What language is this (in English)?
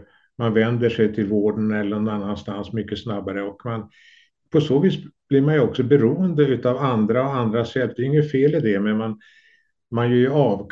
Swedish